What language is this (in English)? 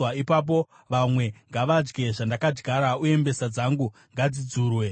Shona